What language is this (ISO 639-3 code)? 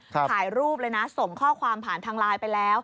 tha